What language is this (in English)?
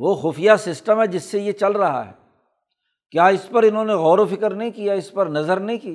Urdu